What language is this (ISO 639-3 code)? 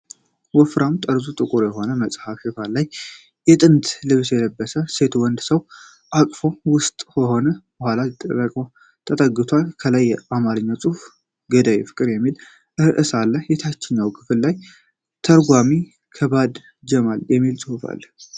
amh